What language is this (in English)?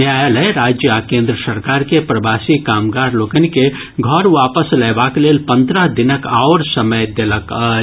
Maithili